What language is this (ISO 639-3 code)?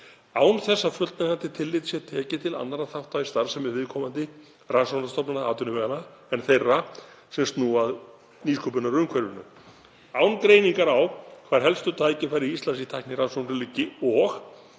isl